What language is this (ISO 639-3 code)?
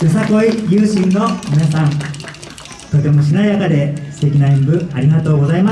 jpn